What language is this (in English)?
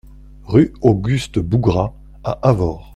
French